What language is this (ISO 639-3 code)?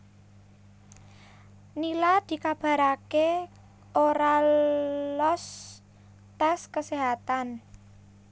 jav